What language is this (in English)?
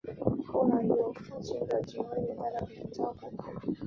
Chinese